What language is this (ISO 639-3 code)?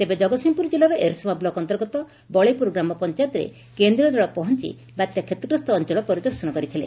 ori